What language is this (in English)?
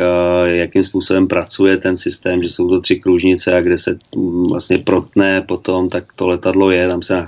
Czech